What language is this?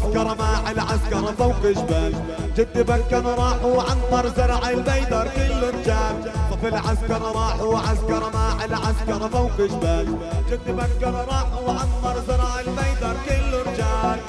Arabic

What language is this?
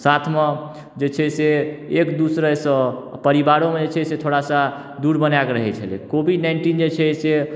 Maithili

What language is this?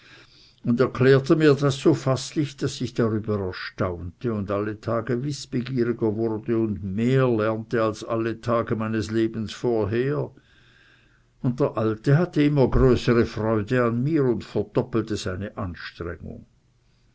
German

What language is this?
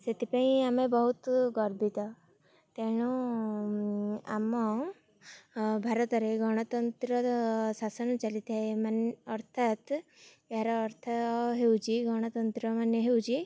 Odia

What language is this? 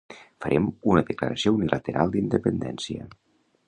Catalan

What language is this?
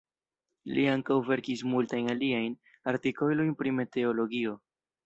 Esperanto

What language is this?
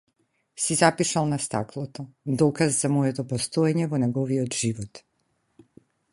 Macedonian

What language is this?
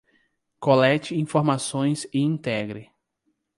Portuguese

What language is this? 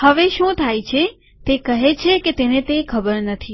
Gujarati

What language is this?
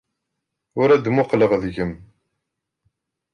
Kabyle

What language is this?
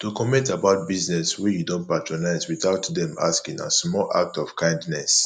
Nigerian Pidgin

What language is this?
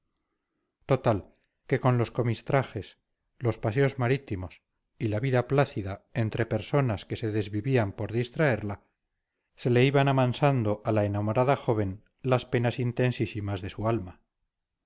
Spanish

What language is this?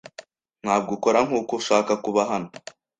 Kinyarwanda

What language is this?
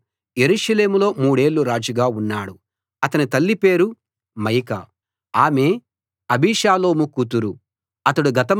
Telugu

